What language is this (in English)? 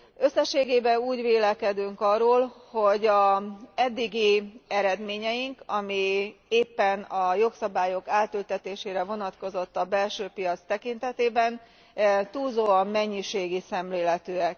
Hungarian